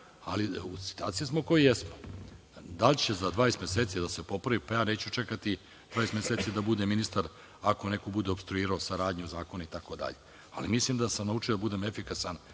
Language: Serbian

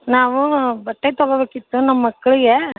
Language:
Kannada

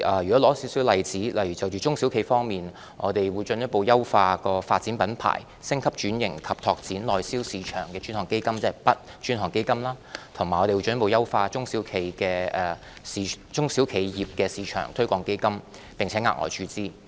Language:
Cantonese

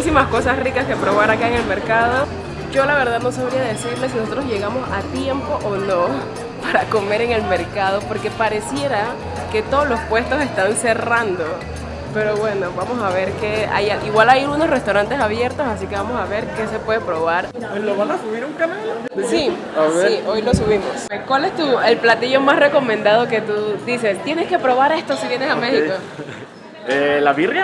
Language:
Spanish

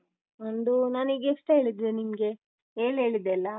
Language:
Kannada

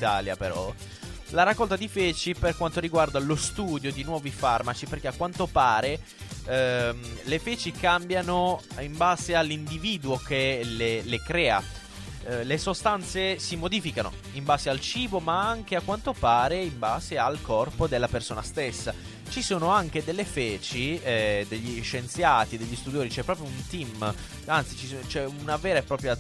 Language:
Italian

